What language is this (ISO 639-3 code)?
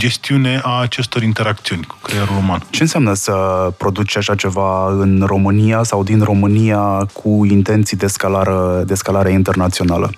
ron